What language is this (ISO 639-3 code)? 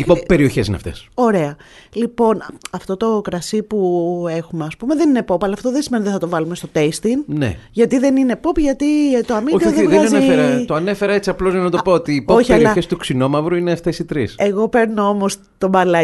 ell